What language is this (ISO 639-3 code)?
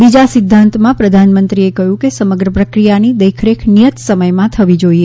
guj